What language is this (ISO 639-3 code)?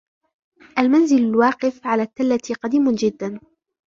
ara